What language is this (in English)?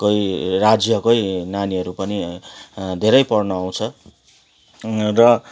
Nepali